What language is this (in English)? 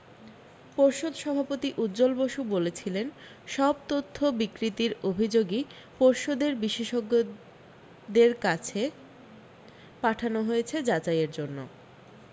Bangla